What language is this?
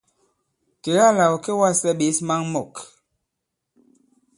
Bankon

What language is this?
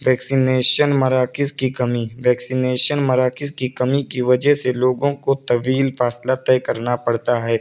Urdu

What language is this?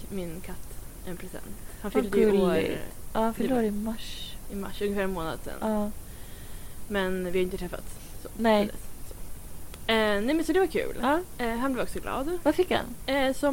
Swedish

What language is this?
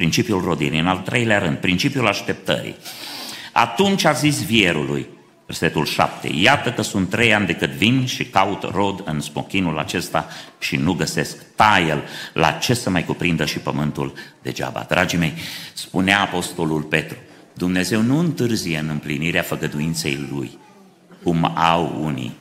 Romanian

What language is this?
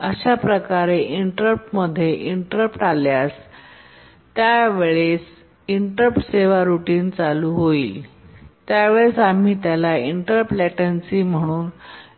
Marathi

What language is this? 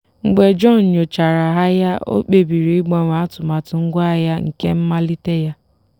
Igbo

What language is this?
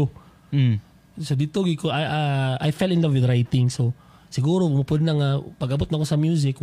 Filipino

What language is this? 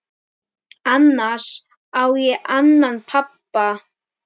Icelandic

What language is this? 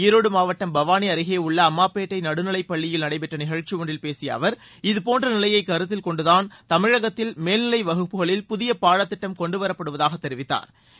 Tamil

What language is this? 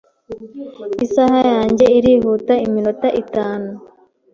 Kinyarwanda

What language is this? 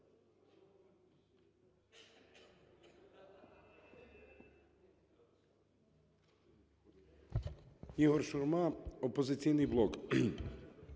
Ukrainian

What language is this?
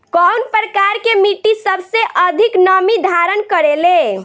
Bhojpuri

